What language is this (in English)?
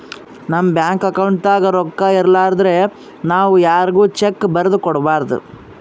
Kannada